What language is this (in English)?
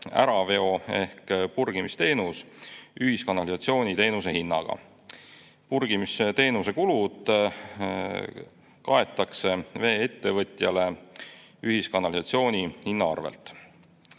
Estonian